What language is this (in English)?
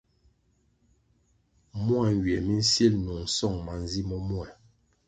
Kwasio